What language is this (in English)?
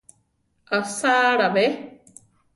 Central Tarahumara